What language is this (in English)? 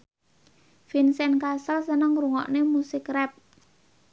Javanese